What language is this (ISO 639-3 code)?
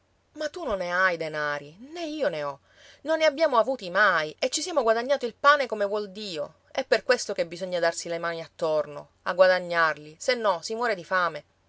ita